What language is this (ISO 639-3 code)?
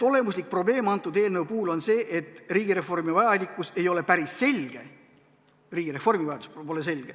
est